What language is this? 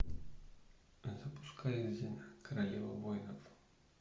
Russian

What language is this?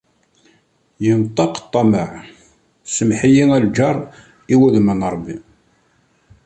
Kabyle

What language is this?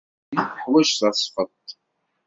Kabyle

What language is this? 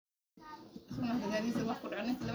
Somali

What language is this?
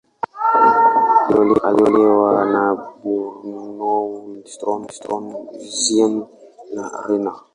Swahili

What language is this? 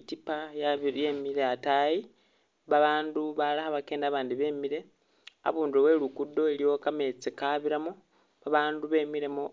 Masaaba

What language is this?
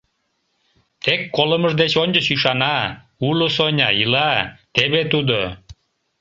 Mari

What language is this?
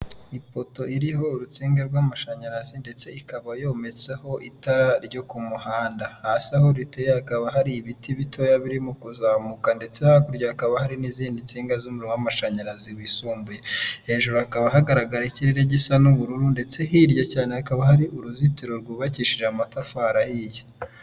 Kinyarwanda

